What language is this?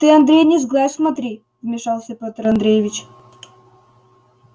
Russian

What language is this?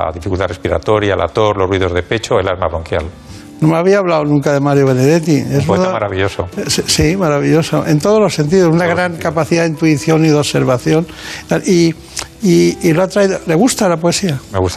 Spanish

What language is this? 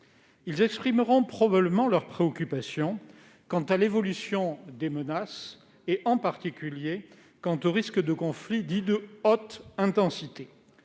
French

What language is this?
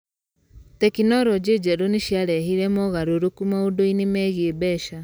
Kikuyu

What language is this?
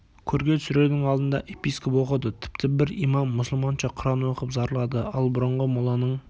Kazakh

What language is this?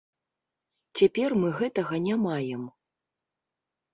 Belarusian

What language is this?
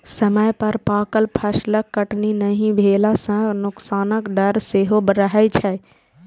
Maithili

